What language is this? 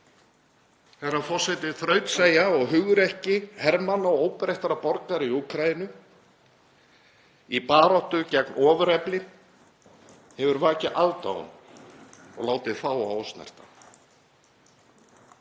Icelandic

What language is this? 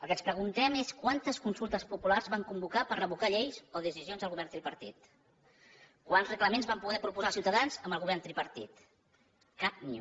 Catalan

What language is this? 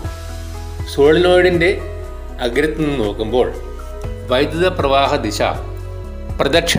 Malayalam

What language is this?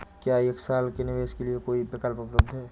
Hindi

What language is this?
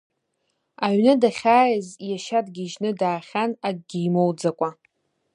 Abkhazian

